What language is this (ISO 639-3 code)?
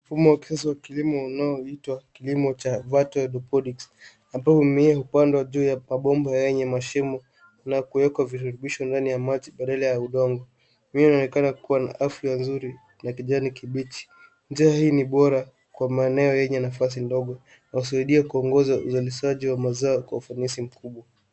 swa